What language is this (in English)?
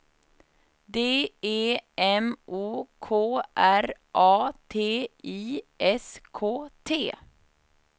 Swedish